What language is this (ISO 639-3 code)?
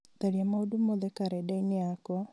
kik